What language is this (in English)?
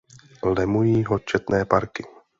Czech